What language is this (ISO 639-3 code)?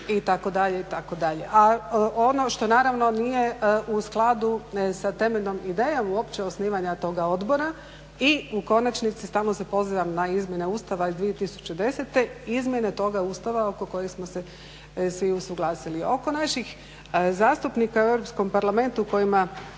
hrv